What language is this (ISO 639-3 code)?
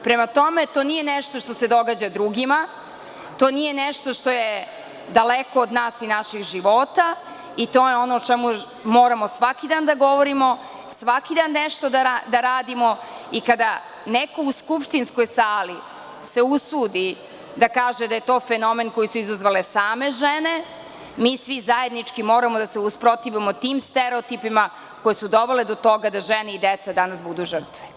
srp